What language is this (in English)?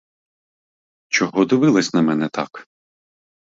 Ukrainian